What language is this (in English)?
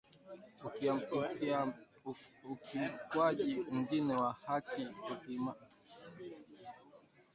Swahili